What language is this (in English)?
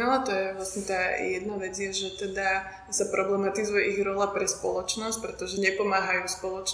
Slovak